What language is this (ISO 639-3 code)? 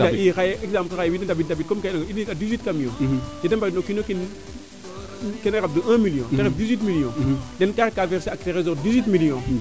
srr